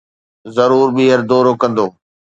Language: Sindhi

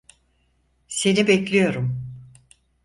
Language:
Turkish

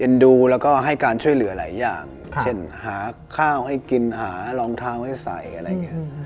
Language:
Thai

